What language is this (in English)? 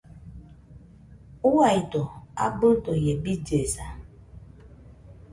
Nüpode Huitoto